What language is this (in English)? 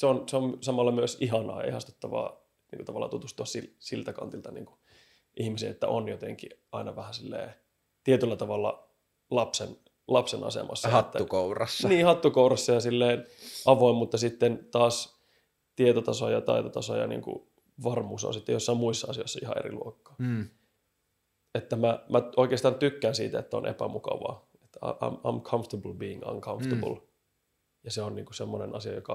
Finnish